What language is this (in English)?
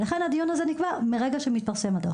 Hebrew